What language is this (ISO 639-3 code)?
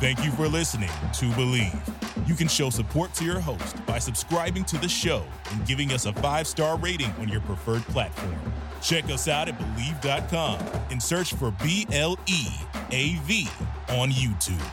eng